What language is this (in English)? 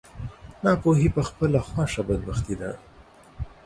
Pashto